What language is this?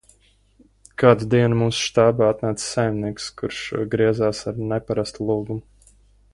Latvian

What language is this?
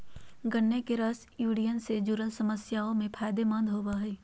Magahi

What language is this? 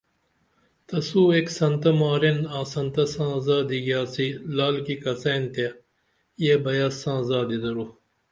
Dameli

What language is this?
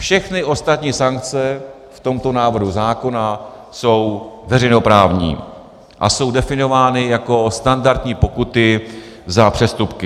Czech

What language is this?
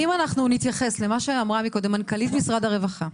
Hebrew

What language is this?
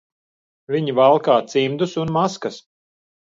Latvian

